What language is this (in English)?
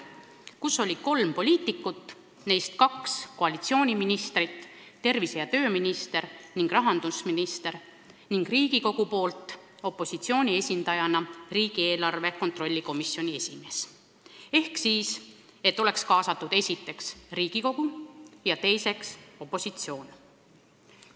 Estonian